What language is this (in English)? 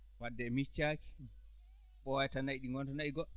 Fula